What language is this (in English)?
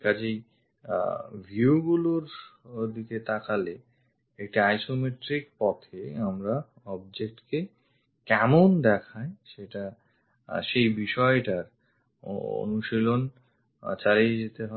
Bangla